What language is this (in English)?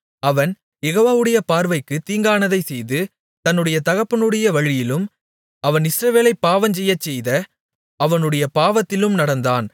Tamil